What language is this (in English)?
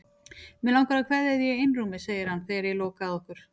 Icelandic